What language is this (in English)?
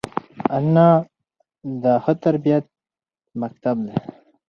Pashto